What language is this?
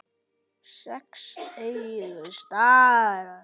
Icelandic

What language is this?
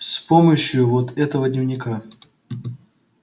Russian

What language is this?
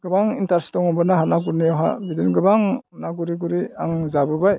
Bodo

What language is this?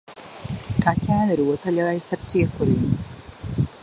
Latvian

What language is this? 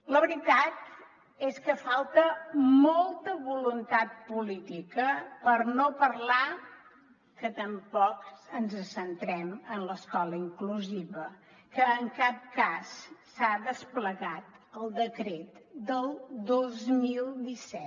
Catalan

